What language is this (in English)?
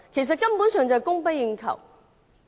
Cantonese